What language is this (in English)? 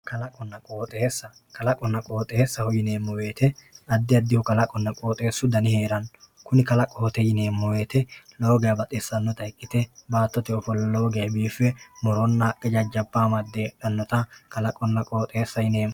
Sidamo